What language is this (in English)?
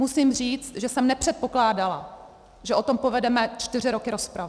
Czech